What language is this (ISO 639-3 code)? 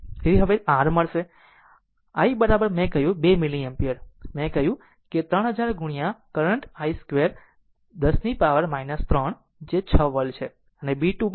guj